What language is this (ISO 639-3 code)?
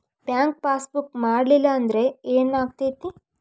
kan